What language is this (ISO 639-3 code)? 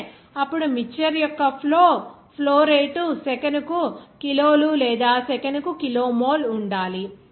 tel